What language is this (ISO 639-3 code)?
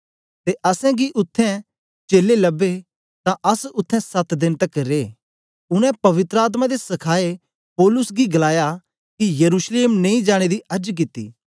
doi